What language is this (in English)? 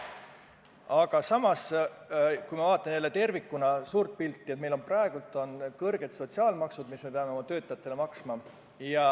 Estonian